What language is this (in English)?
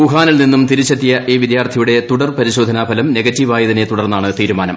Malayalam